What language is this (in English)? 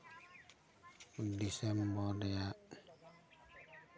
Santali